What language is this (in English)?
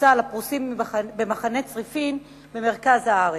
Hebrew